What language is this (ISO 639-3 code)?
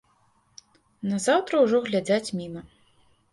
bel